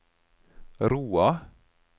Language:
Norwegian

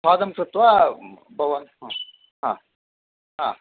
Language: Sanskrit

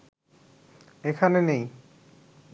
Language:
Bangla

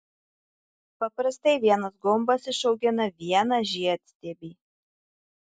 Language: Lithuanian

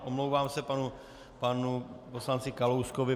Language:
Czech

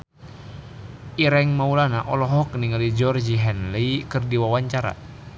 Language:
Sundanese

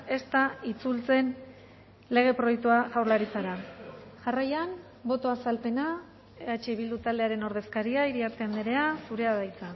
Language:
Basque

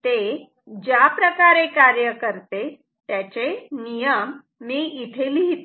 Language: Marathi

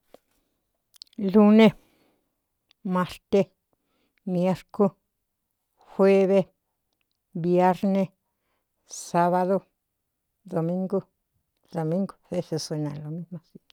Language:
Cuyamecalco Mixtec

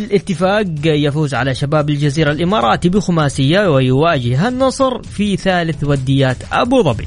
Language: Arabic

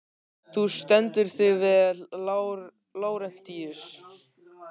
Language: Icelandic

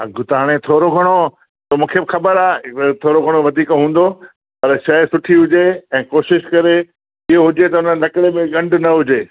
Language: Sindhi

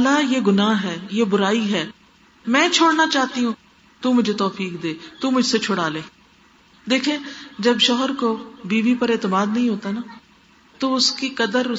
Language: Urdu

